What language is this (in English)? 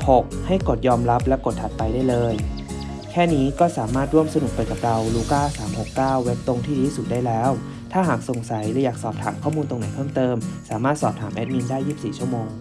Thai